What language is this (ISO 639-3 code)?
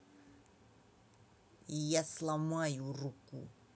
rus